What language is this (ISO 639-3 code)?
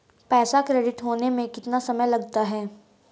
hin